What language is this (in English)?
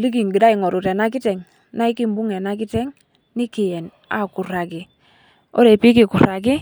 Masai